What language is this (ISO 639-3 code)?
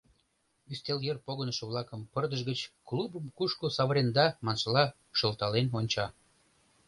chm